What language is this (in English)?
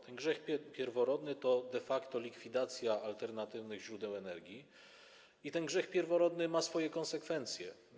Polish